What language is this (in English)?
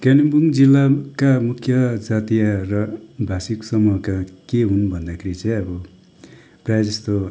Nepali